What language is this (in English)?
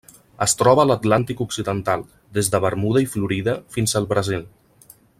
Catalan